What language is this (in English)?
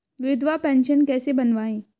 Hindi